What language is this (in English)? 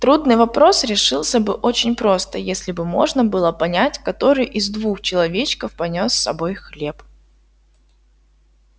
Russian